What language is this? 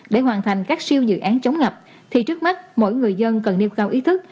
Vietnamese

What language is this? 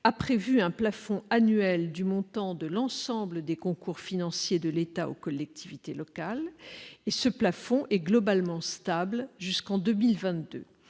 French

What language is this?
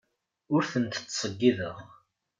Kabyle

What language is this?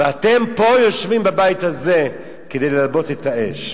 Hebrew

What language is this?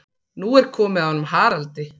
Icelandic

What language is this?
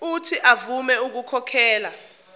Zulu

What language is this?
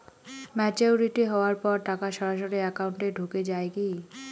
Bangla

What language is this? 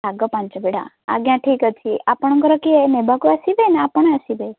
Odia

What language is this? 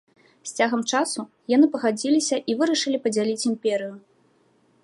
Belarusian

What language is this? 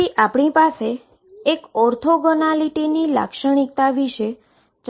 Gujarati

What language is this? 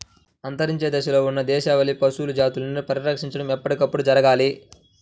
Telugu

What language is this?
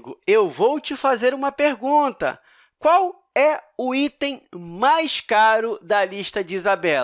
Portuguese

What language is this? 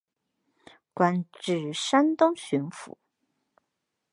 Chinese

